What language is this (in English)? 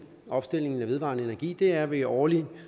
Danish